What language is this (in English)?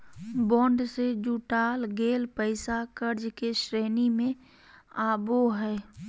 Magahi